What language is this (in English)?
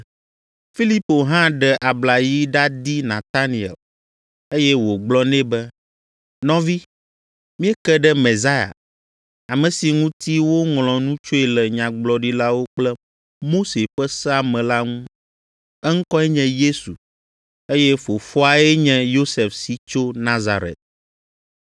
Ewe